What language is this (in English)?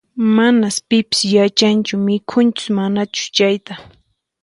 Puno Quechua